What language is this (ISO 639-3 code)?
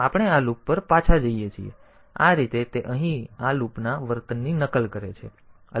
guj